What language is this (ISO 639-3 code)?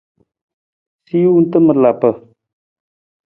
nmz